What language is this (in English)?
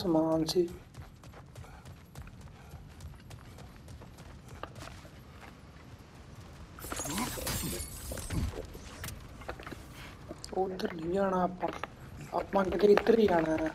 Punjabi